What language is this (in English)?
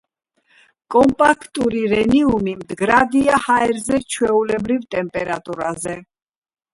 Georgian